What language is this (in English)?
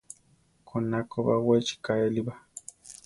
Central Tarahumara